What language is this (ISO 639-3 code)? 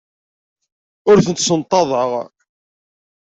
kab